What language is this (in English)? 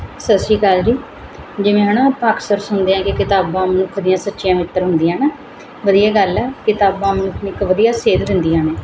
Punjabi